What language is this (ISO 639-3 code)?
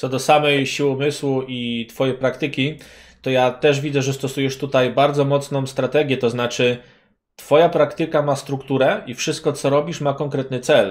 pol